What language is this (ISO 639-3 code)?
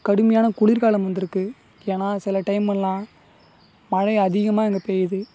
tam